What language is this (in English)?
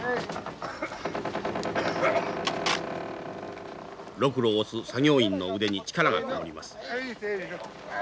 Japanese